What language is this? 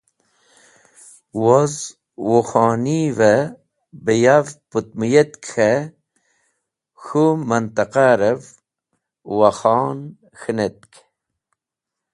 Wakhi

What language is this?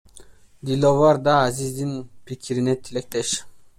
Kyrgyz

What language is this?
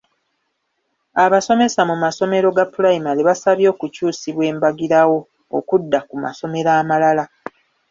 Ganda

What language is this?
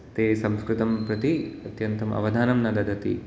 Sanskrit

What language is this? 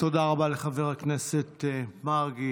Hebrew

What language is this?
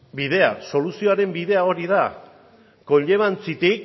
Basque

